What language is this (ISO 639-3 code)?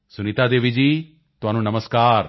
pan